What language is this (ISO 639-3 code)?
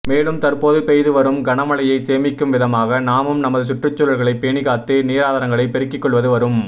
tam